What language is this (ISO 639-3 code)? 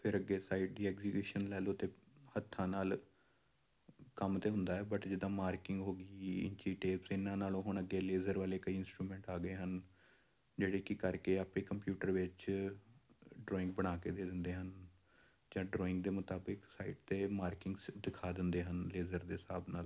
pan